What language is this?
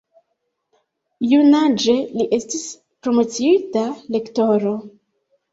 Esperanto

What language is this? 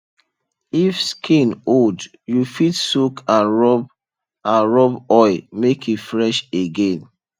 Nigerian Pidgin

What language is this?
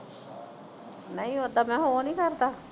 Punjabi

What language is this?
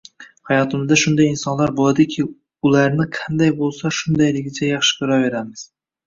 Uzbek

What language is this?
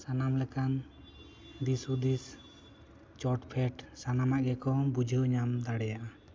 Santali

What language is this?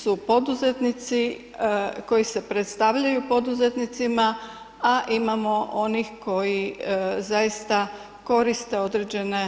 Croatian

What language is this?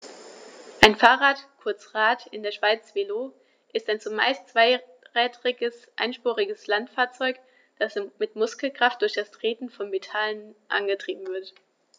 German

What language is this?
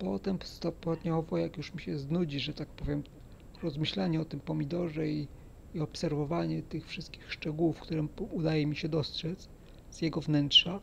Polish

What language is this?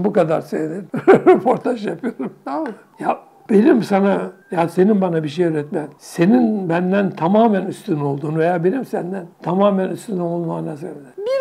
Turkish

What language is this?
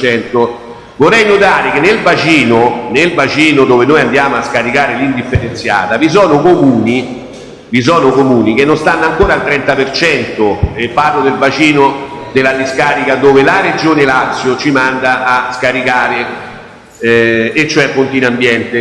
Italian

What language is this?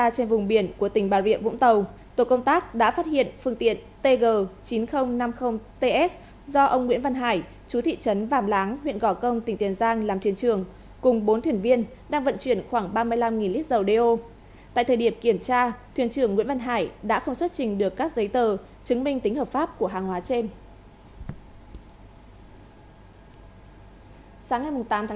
Vietnamese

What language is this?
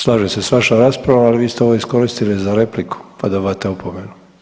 Croatian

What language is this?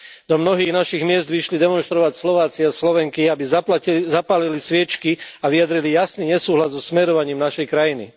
Slovak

